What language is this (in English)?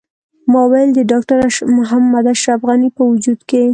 Pashto